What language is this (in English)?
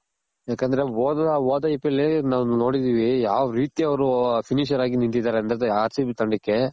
Kannada